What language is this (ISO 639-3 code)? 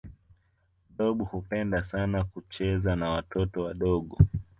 swa